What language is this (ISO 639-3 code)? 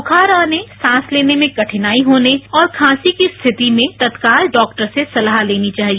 hin